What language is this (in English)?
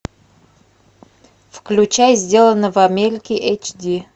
Russian